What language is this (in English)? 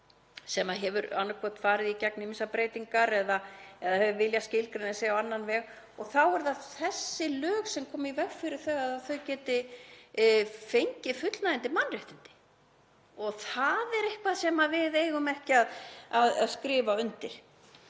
Icelandic